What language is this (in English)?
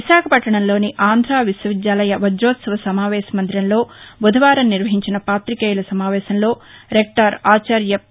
Telugu